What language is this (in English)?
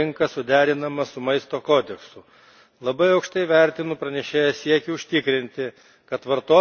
Lithuanian